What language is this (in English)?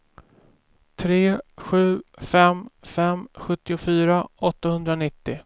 Swedish